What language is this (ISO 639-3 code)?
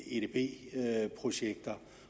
dan